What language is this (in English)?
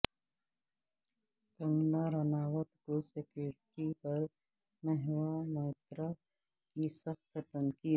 Urdu